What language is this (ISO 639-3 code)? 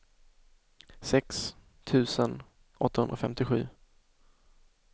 swe